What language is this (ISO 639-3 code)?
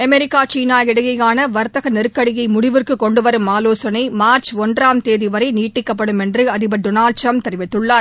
tam